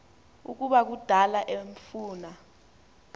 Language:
Xhosa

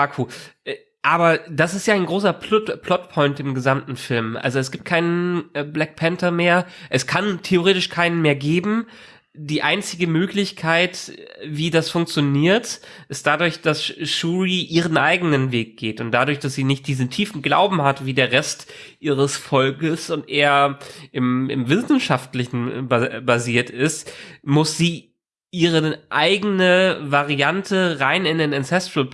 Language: German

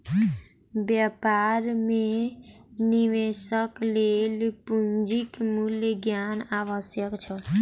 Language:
Maithili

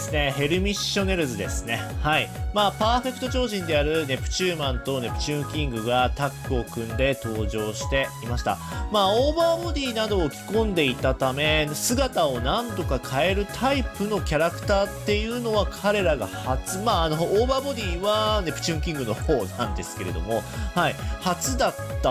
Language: Japanese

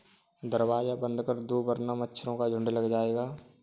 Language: Hindi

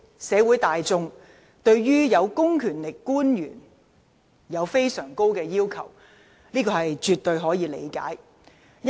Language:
Cantonese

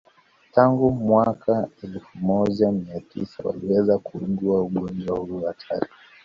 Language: Swahili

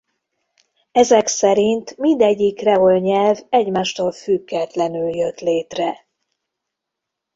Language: Hungarian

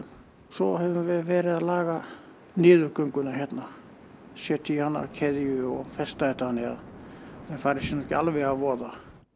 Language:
Icelandic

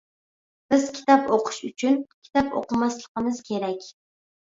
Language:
Uyghur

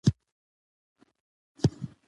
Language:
Pashto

